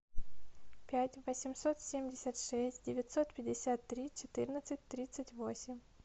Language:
Russian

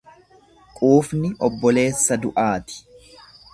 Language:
Oromo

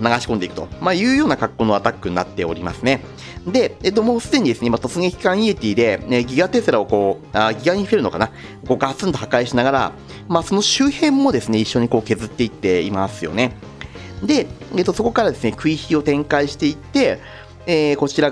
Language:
Japanese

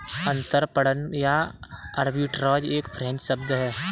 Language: Hindi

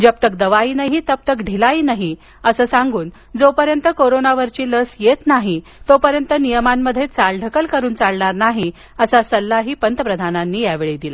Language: Marathi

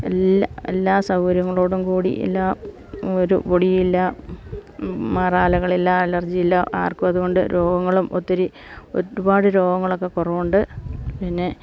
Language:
Malayalam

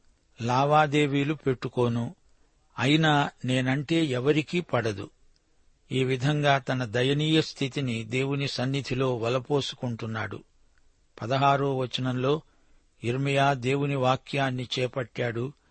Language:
Telugu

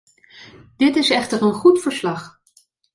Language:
Dutch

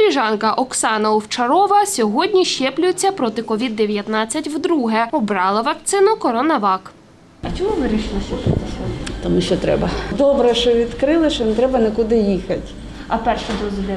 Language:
Ukrainian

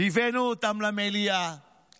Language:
Hebrew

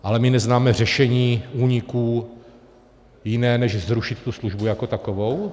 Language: Czech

